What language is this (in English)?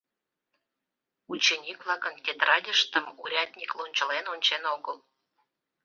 Mari